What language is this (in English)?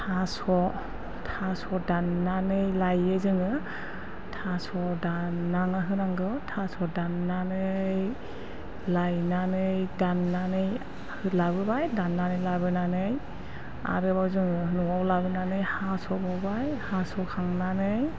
Bodo